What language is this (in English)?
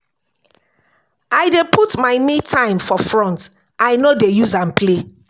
Nigerian Pidgin